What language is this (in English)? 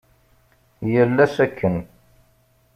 Kabyle